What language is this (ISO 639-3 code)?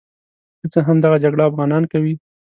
pus